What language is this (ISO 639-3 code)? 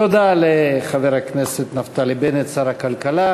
heb